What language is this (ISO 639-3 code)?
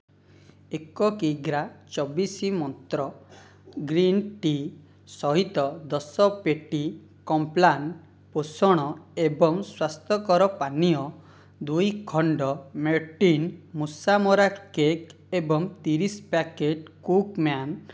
ori